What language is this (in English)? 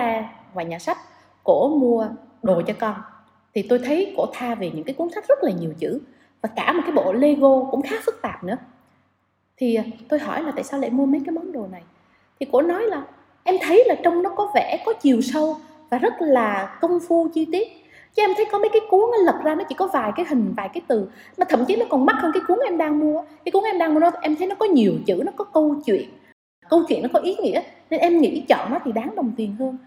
Vietnamese